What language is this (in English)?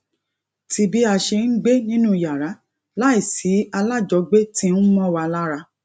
Yoruba